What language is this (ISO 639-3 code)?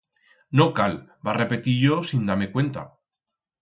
arg